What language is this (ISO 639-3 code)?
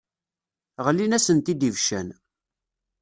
kab